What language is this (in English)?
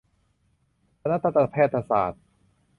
Thai